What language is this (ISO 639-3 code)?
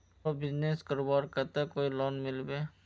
mag